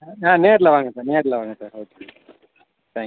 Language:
Tamil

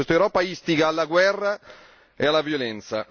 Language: Italian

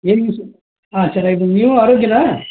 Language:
Kannada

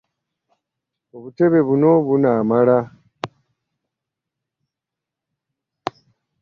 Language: Ganda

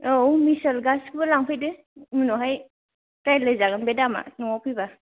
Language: Bodo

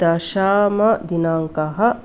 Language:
Sanskrit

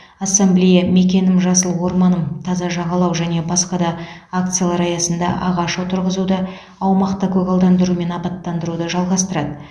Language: Kazakh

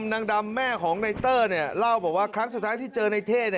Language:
Thai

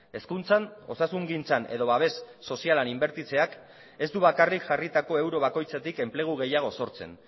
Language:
Basque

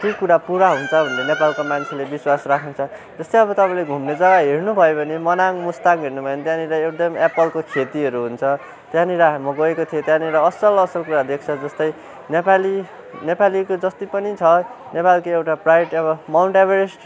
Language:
Nepali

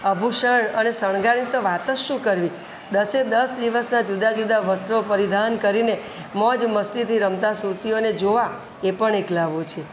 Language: Gujarati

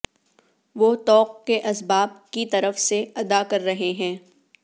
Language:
Urdu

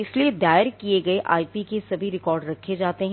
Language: Hindi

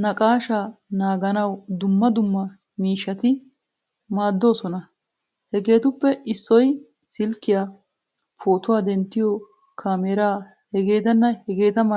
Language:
Wolaytta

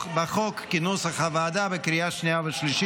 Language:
Hebrew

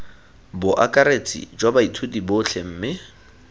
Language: Tswana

